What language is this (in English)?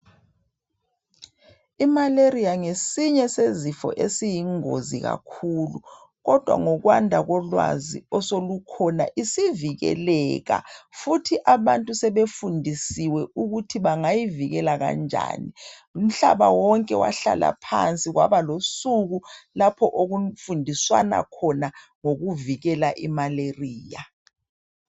North Ndebele